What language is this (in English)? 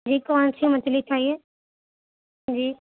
Urdu